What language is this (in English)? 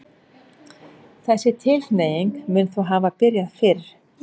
Icelandic